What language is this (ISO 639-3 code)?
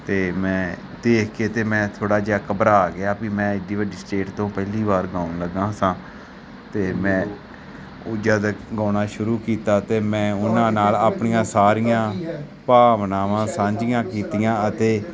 pan